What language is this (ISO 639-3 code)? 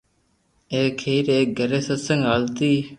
lrk